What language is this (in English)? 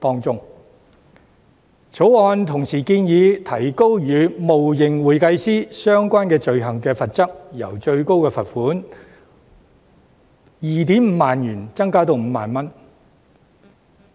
Cantonese